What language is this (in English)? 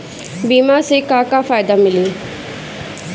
Bhojpuri